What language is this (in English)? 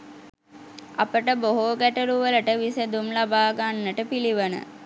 Sinhala